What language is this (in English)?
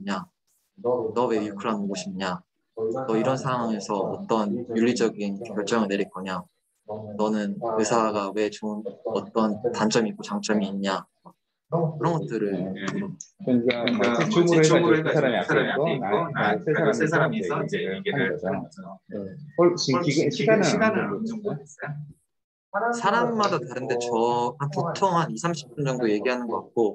Korean